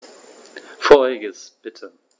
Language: German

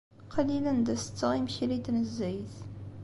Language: Kabyle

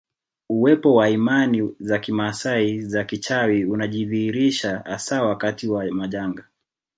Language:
Swahili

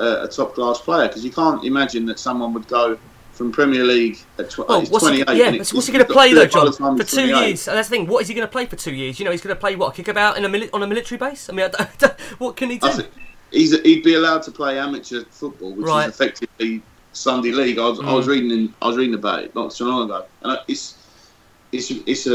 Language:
English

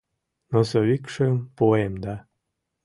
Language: Mari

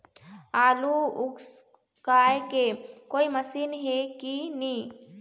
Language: Chhattisgarhi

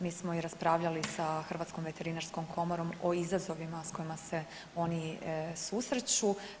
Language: Croatian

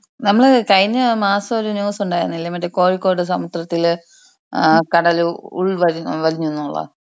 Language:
Malayalam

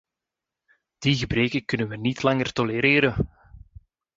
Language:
Dutch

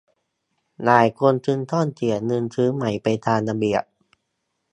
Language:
Thai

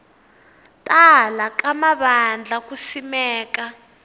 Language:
Tsonga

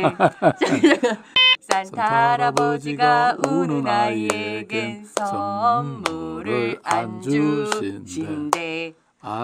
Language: Korean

